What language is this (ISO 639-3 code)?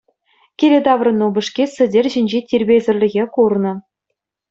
chv